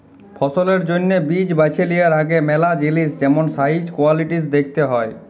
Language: Bangla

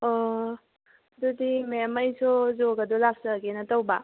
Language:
Manipuri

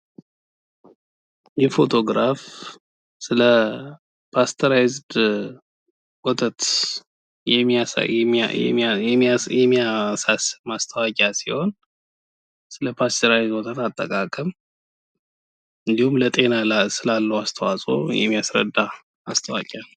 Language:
Amharic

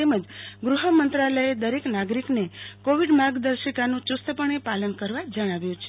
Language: Gujarati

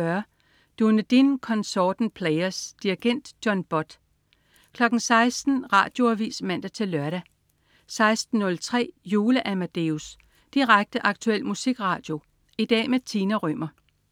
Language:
Danish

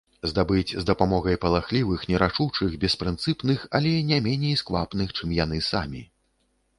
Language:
Belarusian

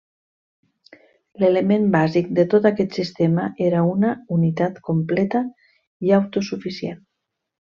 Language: Catalan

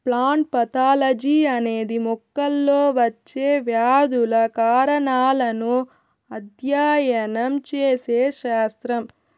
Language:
Telugu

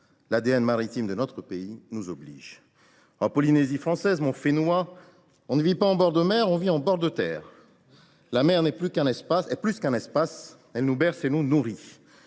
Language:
French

